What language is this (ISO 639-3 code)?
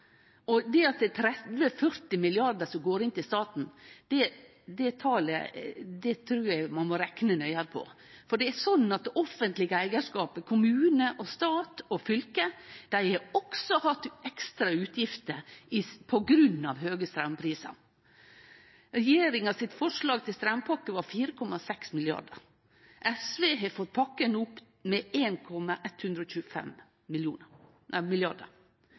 nno